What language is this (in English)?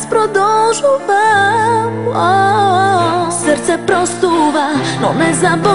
Ukrainian